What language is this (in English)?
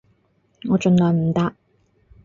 Cantonese